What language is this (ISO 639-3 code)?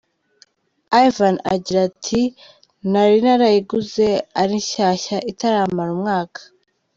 kin